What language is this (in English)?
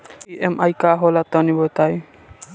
Bhojpuri